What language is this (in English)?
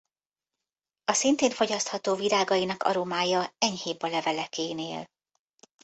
Hungarian